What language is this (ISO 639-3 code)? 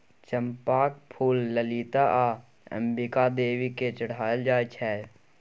mai